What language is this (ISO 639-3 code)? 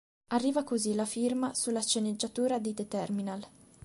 ita